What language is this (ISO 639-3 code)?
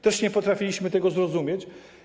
pol